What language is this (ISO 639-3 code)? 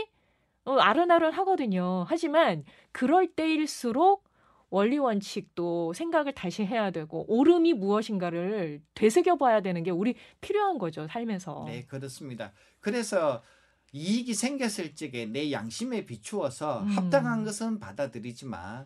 kor